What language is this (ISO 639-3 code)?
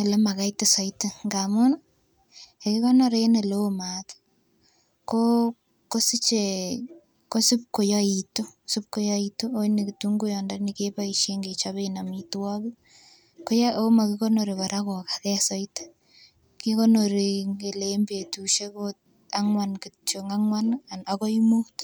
kln